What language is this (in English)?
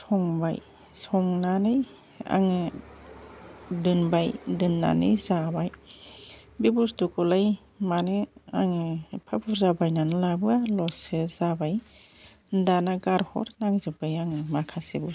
Bodo